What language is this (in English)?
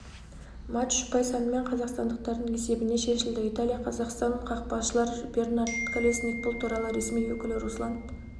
Kazakh